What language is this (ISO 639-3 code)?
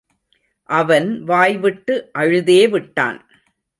tam